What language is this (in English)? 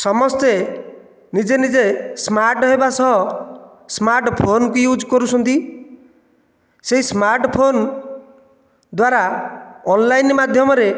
Odia